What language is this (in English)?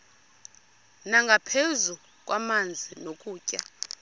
Xhosa